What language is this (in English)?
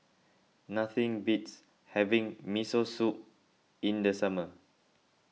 English